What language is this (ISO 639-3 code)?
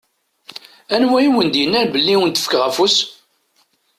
kab